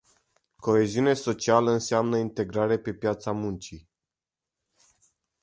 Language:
Romanian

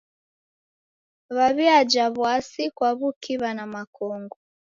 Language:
Taita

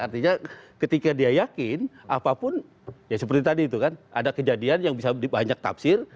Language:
Indonesian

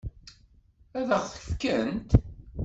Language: Kabyle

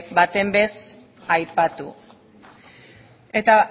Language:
Basque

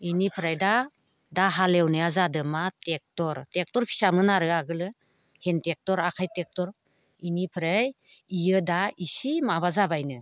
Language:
Bodo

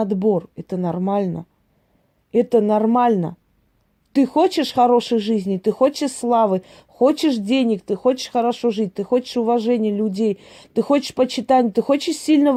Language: Russian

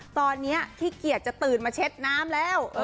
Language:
Thai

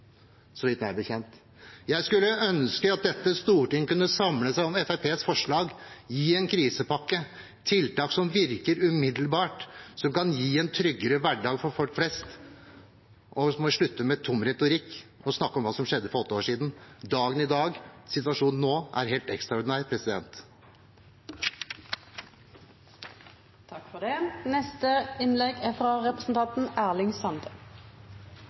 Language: Norwegian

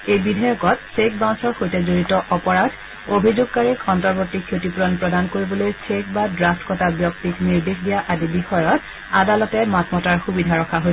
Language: Assamese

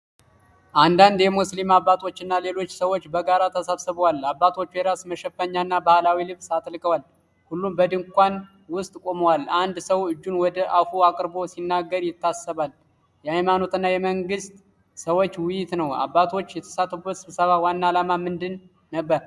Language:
Amharic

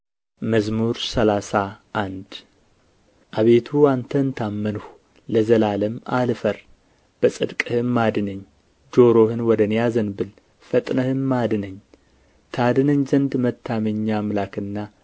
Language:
Amharic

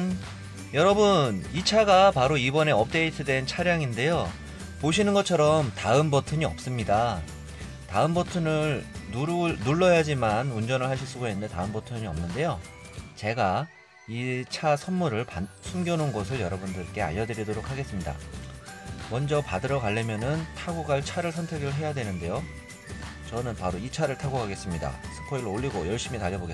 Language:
Korean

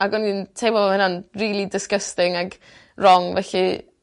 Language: Welsh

